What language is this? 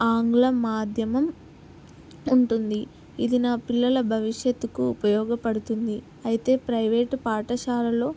Telugu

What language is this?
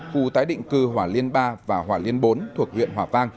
Vietnamese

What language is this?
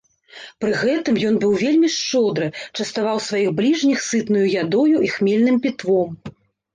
Belarusian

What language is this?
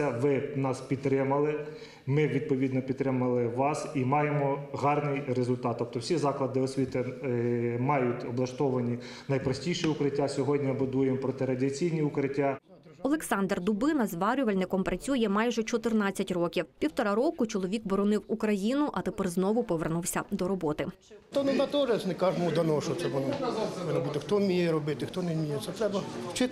Ukrainian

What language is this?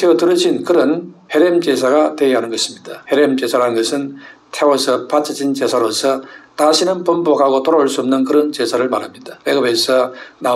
Korean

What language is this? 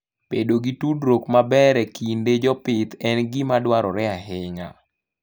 Luo (Kenya and Tanzania)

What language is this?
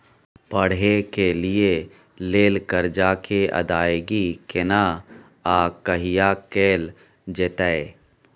Maithili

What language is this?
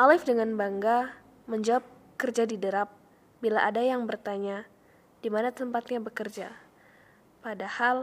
Indonesian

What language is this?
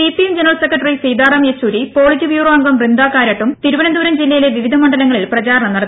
Malayalam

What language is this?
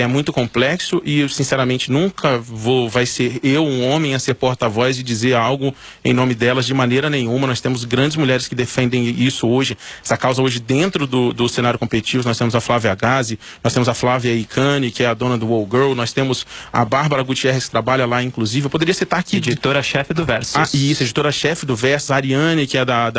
Portuguese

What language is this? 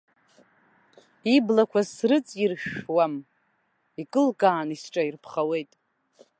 Abkhazian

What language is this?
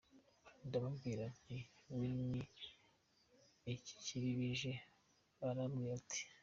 Kinyarwanda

